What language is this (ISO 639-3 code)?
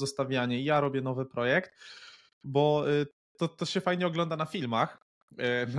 pol